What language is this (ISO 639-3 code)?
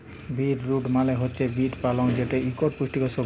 ben